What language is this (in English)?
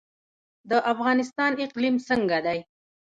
Pashto